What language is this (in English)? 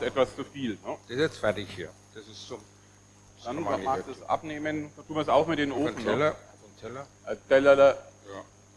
German